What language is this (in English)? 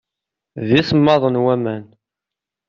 Kabyle